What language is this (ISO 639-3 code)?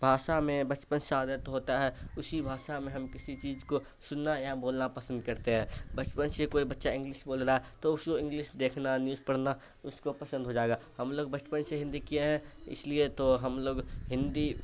urd